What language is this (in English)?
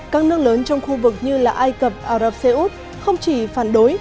Vietnamese